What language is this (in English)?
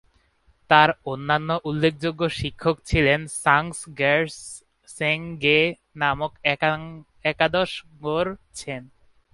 Bangla